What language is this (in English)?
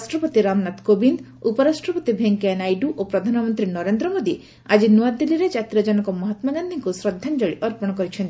Odia